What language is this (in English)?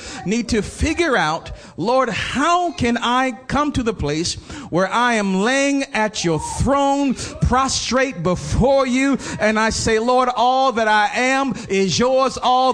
English